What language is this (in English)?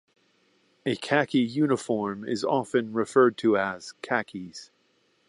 English